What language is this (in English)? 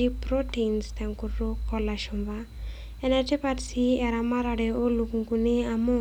Masai